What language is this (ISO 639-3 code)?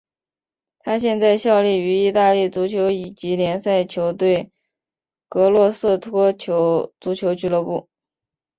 zho